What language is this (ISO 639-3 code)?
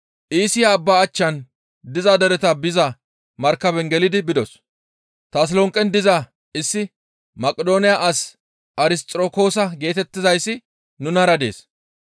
gmv